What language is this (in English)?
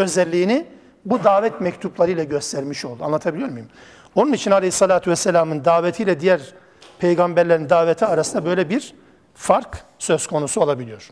Turkish